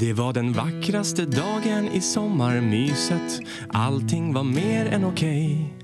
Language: Swedish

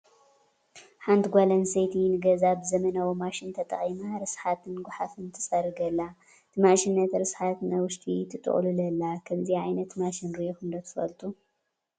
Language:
Tigrinya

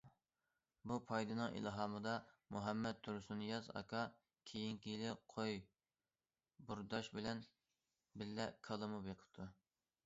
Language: Uyghur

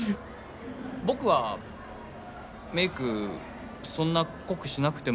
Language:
Japanese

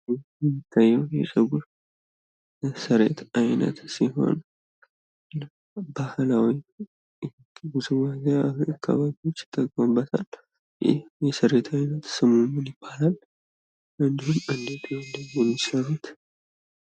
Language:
Amharic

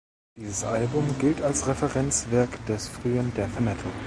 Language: German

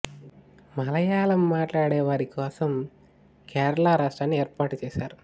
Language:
Telugu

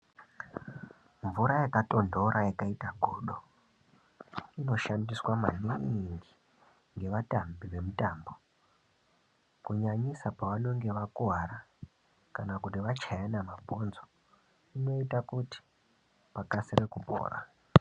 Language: Ndau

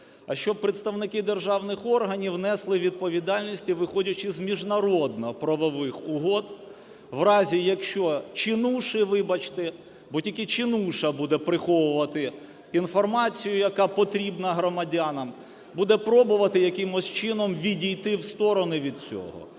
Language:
Ukrainian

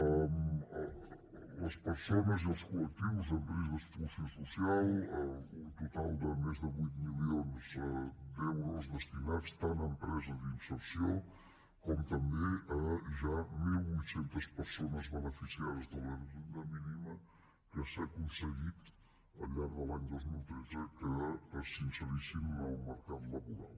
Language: Catalan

